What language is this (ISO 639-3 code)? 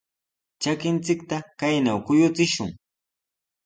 qws